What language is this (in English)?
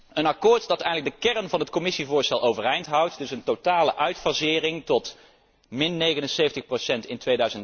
Dutch